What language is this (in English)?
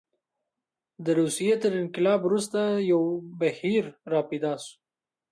Pashto